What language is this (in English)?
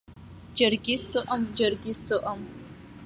Abkhazian